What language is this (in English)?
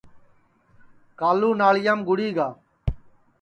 Sansi